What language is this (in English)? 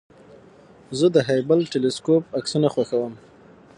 Pashto